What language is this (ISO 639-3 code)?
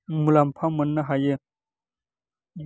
brx